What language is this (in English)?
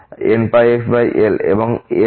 Bangla